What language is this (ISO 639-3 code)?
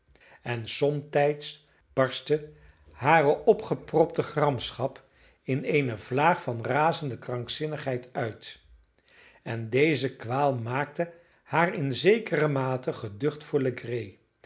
nld